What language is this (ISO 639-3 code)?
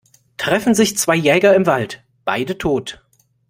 deu